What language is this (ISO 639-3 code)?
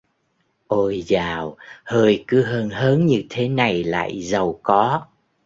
vie